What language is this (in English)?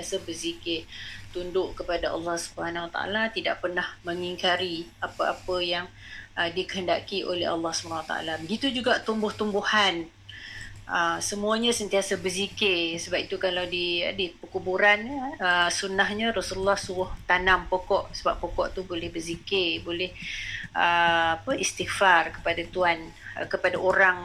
Malay